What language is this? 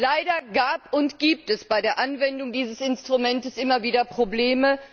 German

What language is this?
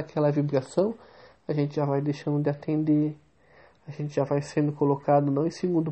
Portuguese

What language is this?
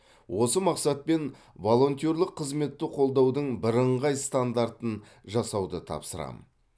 Kazakh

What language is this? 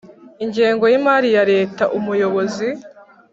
Kinyarwanda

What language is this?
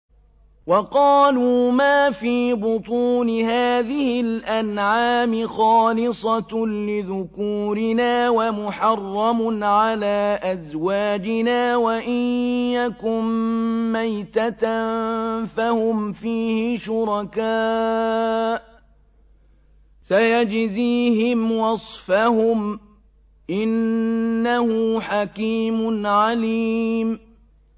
Arabic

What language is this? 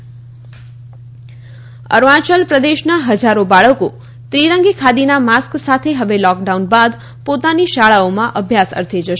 Gujarati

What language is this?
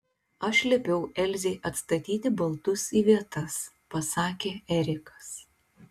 Lithuanian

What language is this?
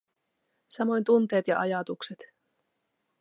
Finnish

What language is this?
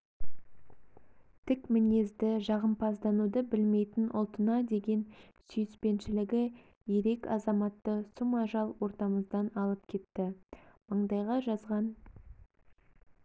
Kazakh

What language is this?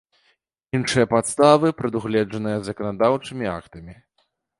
Belarusian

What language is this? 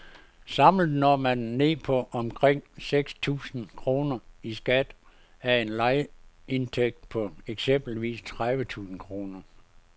Danish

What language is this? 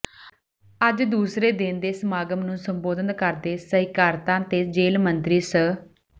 Punjabi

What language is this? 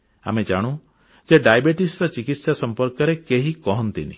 Odia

